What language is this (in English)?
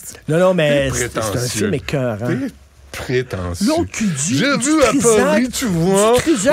French